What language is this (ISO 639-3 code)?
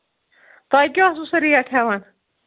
kas